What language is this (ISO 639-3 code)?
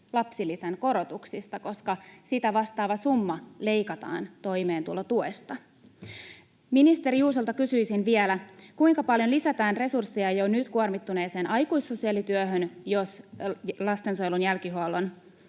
fin